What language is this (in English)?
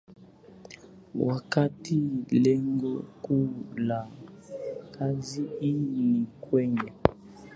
Swahili